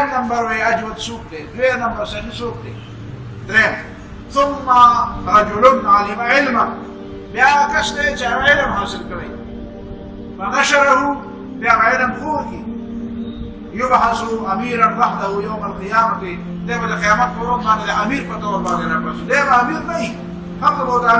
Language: Arabic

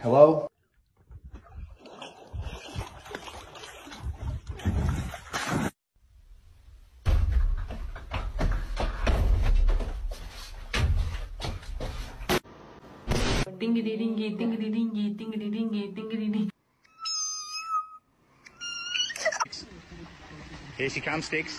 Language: English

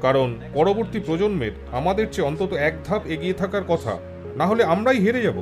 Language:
Turkish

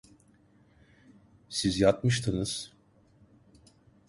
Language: Turkish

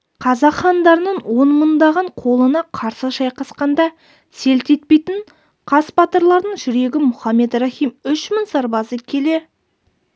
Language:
Kazakh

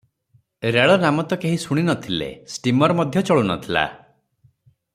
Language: Odia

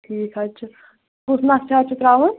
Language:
Kashmiri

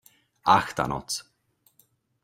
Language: Czech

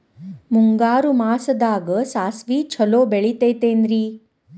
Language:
Kannada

